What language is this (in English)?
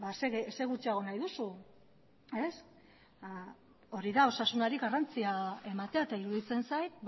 Basque